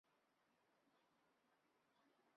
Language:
Chinese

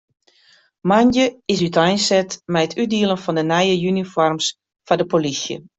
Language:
Western Frisian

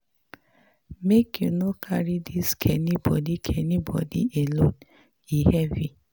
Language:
Nigerian Pidgin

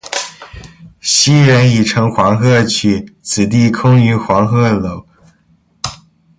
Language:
Chinese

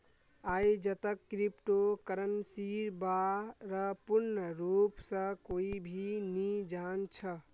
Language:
Magahi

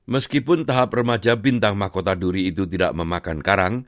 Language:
Indonesian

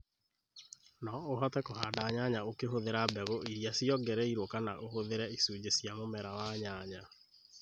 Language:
Kikuyu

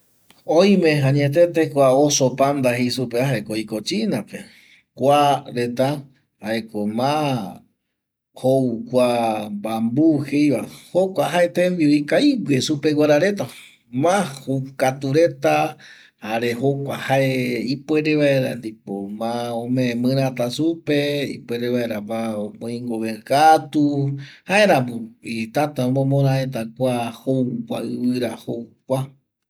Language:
Eastern Bolivian Guaraní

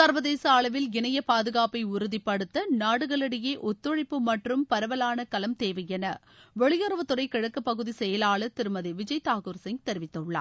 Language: Tamil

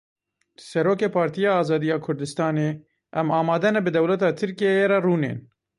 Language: Kurdish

